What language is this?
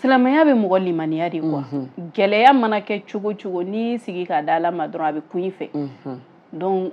French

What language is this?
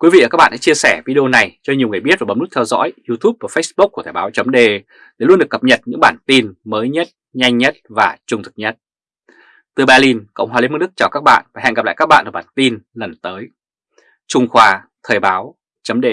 Vietnamese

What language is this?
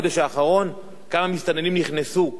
Hebrew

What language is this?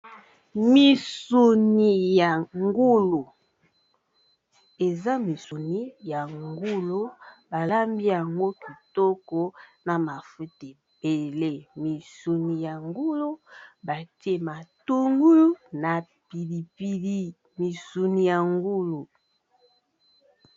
Lingala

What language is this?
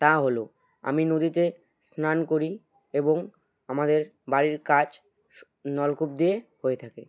Bangla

